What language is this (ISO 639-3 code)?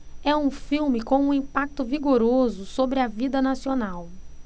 por